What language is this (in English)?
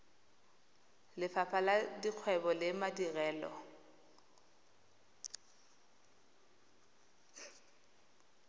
Tswana